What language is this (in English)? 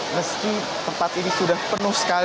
Indonesian